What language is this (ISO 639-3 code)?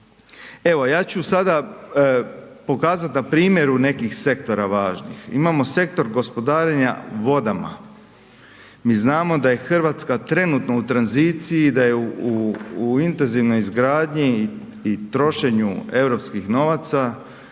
hrv